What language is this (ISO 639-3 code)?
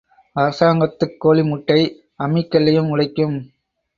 tam